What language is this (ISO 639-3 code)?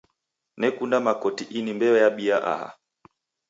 dav